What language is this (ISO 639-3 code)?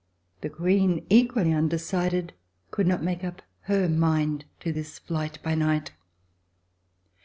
eng